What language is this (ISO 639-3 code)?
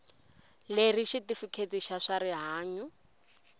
tso